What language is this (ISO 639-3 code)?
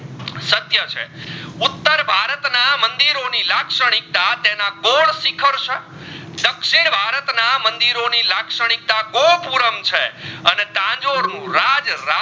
guj